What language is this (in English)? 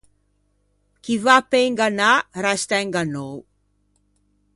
Ligurian